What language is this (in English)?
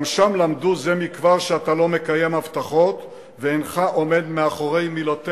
Hebrew